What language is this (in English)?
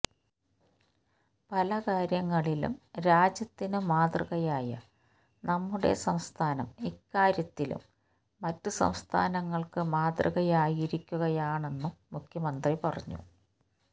Malayalam